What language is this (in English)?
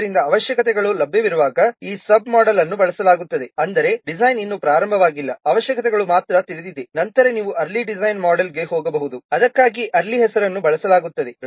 Kannada